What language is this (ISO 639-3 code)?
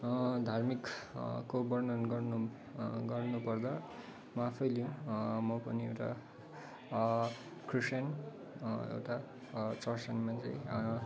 nep